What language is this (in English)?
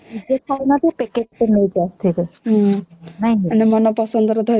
Odia